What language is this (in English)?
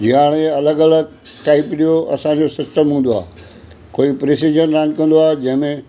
Sindhi